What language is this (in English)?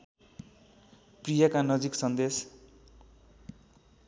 Nepali